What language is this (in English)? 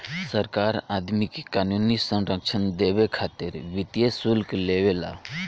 Bhojpuri